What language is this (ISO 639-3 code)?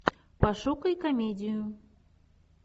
rus